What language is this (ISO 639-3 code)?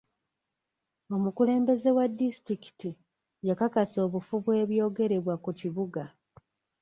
lug